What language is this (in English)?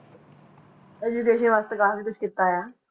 Punjabi